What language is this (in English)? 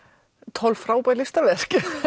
Icelandic